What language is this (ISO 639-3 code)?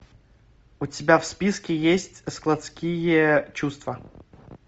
rus